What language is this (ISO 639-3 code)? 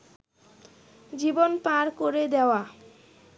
ben